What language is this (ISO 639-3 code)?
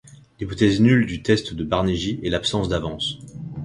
fra